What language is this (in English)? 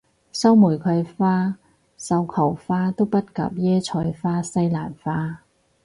Cantonese